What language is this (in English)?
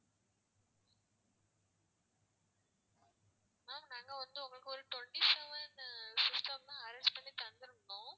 Tamil